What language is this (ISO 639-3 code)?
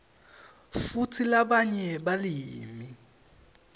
ssw